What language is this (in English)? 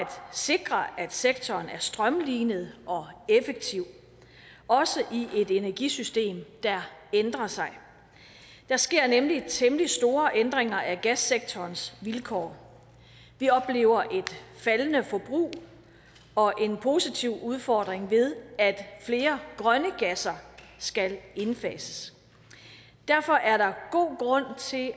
Danish